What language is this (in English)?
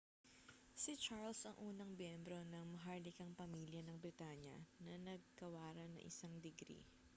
Filipino